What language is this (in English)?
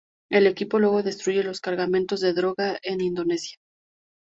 Spanish